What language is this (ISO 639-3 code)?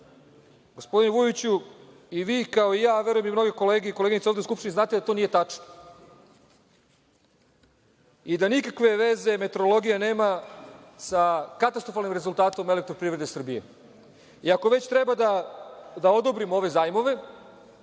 srp